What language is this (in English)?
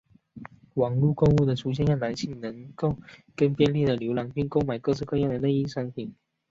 Chinese